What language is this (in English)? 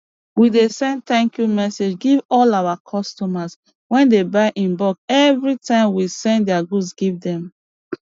Nigerian Pidgin